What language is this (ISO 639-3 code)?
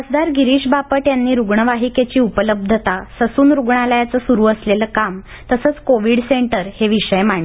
mar